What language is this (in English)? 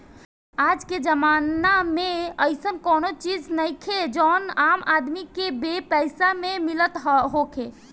Bhojpuri